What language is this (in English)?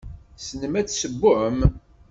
Kabyle